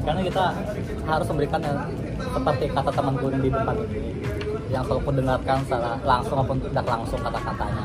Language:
Indonesian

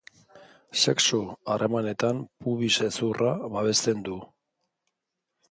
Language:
Basque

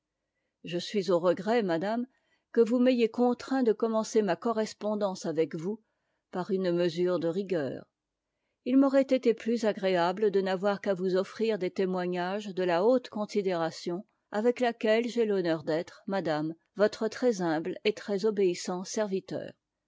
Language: French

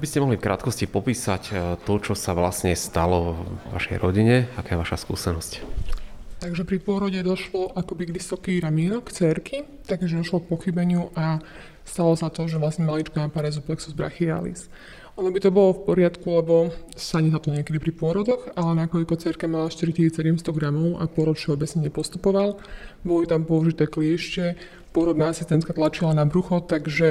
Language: Slovak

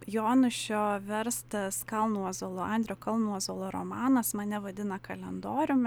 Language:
Lithuanian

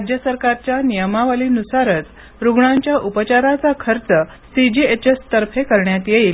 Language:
Marathi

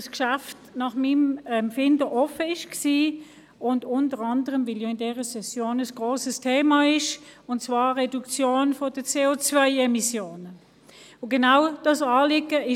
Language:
Swiss German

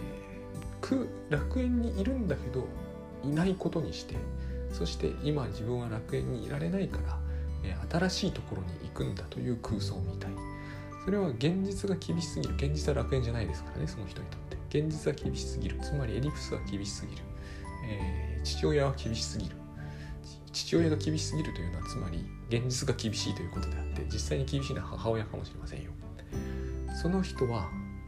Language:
Japanese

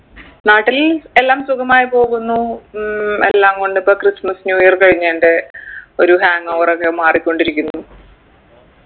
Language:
Malayalam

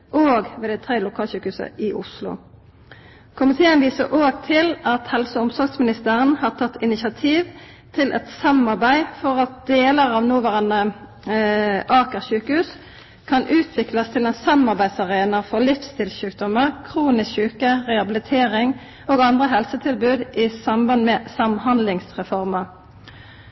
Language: Norwegian Nynorsk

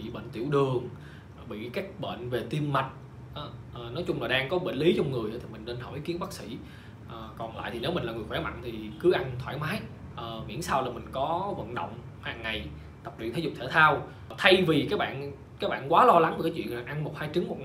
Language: Vietnamese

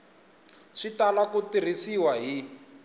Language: Tsonga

